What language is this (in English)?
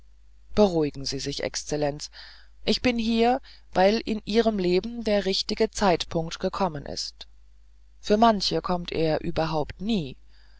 German